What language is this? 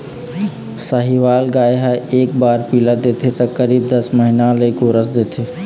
Chhattisgarhi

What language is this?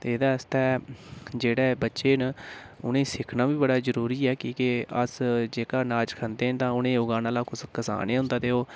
Dogri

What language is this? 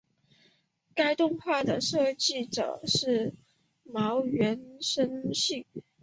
Chinese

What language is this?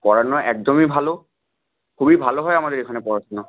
Bangla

